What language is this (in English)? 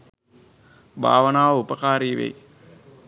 Sinhala